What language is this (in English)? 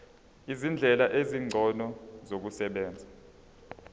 Zulu